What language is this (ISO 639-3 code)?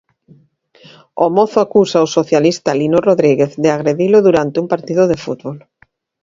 glg